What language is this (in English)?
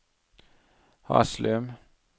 Norwegian